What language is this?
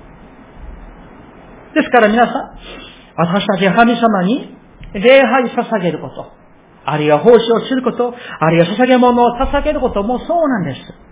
Japanese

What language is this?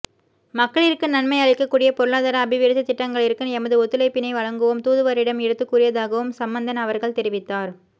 Tamil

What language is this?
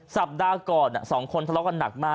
Thai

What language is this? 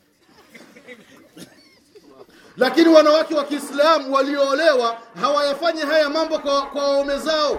Swahili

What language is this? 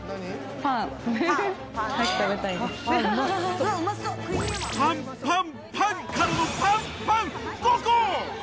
Japanese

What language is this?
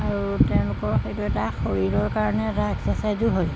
Assamese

